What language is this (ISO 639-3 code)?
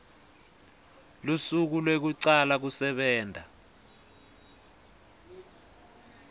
ssw